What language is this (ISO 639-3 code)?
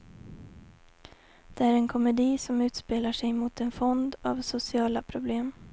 swe